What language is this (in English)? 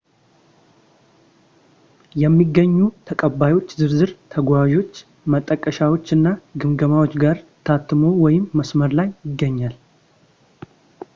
Amharic